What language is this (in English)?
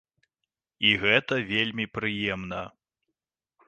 Belarusian